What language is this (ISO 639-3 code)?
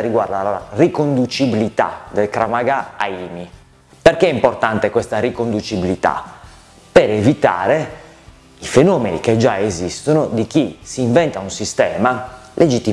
ita